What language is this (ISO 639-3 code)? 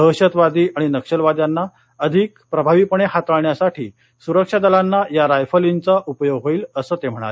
mar